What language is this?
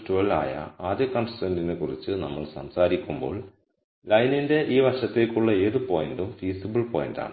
Malayalam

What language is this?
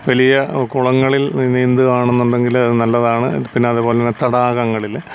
Malayalam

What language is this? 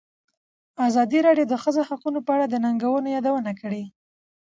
Pashto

